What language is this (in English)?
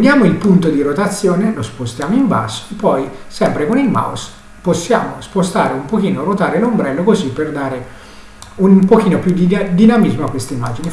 Italian